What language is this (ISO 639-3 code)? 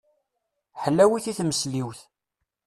kab